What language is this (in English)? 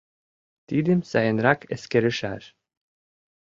Mari